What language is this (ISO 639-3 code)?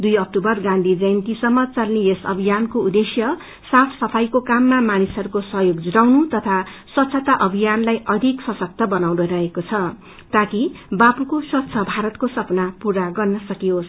nep